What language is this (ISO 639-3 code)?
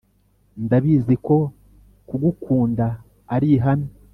kin